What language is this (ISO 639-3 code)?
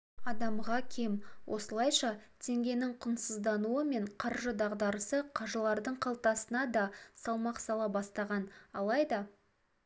kaz